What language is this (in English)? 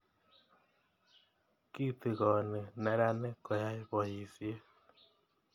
Kalenjin